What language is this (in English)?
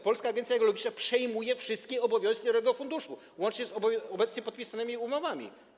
Polish